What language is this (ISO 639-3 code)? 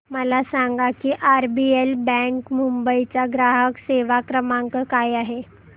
mar